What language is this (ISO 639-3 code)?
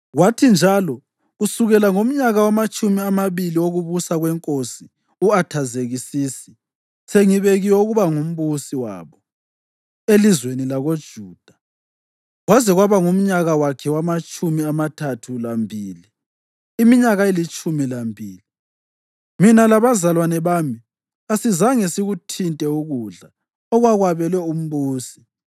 nde